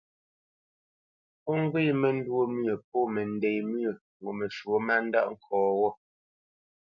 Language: Bamenyam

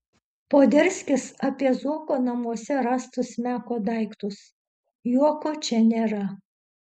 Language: Lithuanian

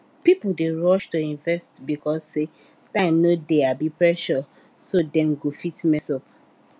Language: Nigerian Pidgin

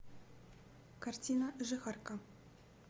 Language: Russian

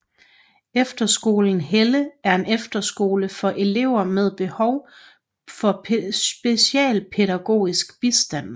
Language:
Danish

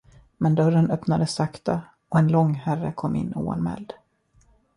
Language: Swedish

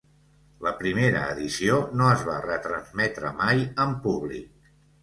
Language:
Catalan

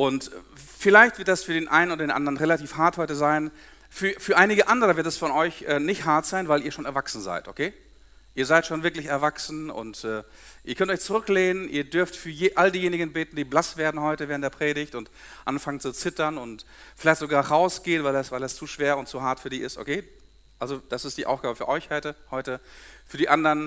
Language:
German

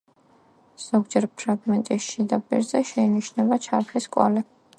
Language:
Georgian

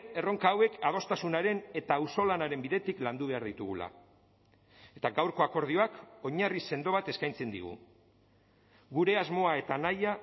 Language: Basque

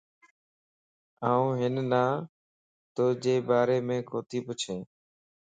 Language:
Lasi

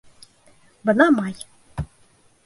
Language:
Bashkir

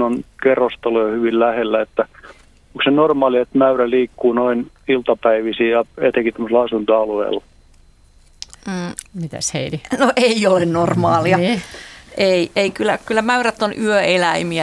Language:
Finnish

